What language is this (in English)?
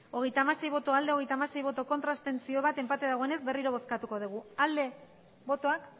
Basque